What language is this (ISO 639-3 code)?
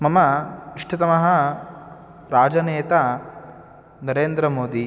san